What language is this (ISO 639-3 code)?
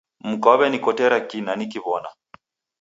dav